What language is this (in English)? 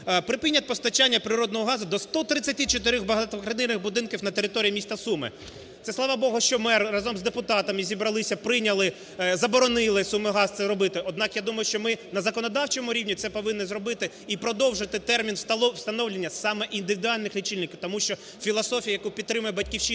Ukrainian